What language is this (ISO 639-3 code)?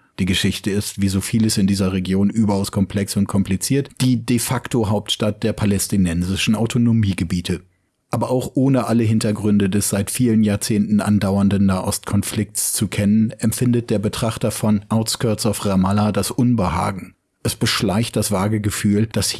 deu